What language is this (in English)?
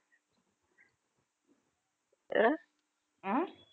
Tamil